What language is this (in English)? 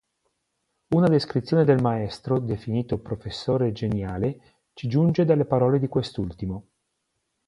Italian